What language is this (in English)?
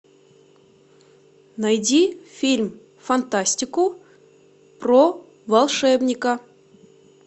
Russian